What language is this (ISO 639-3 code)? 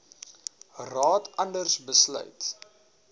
afr